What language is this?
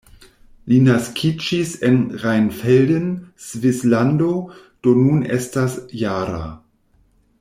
Esperanto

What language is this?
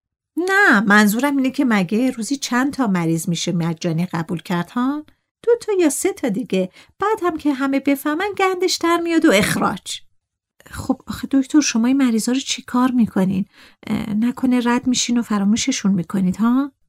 Persian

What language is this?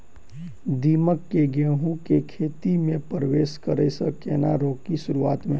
Maithili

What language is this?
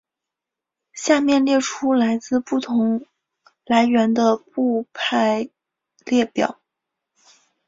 Chinese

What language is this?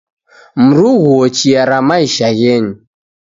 Taita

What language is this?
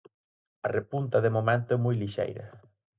Galician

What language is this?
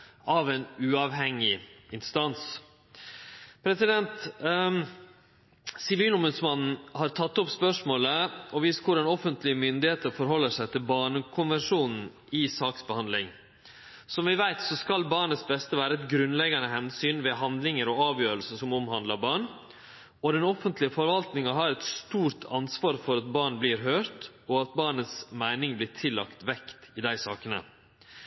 Norwegian Nynorsk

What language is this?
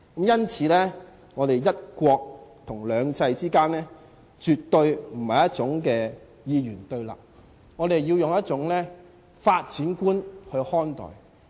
Cantonese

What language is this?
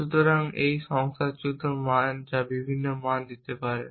Bangla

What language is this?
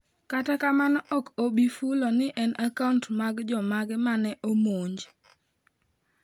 Luo (Kenya and Tanzania)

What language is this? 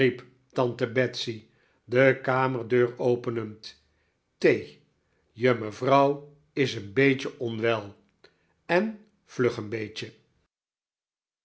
Dutch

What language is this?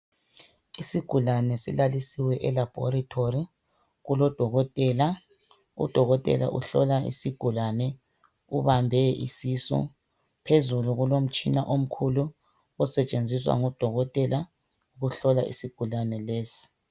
North Ndebele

